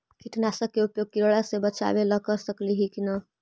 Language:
Magahi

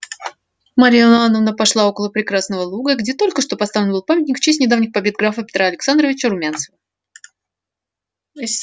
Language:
Russian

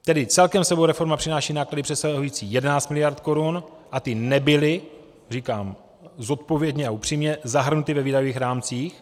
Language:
Czech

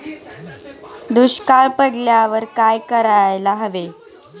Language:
Marathi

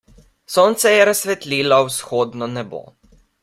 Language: Slovenian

